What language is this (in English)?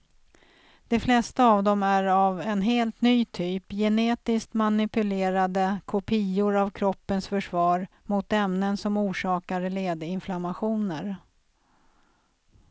Swedish